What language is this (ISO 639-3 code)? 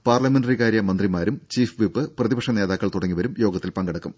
mal